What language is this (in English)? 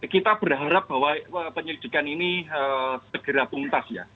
Indonesian